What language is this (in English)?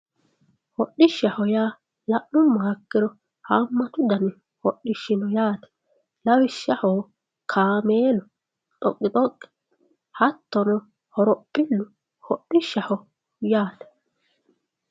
Sidamo